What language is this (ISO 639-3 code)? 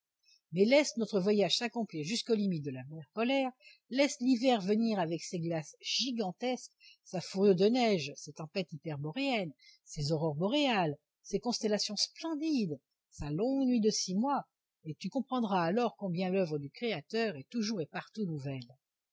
fra